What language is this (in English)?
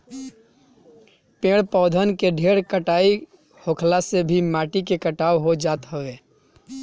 Bhojpuri